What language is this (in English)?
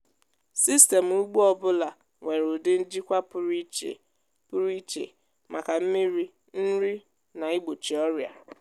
Igbo